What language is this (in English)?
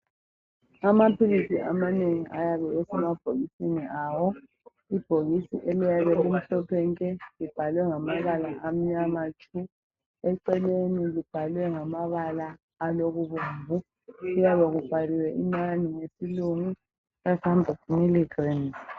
North Ndebele